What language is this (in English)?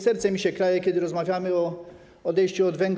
Polish